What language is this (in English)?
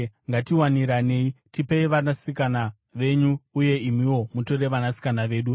Shona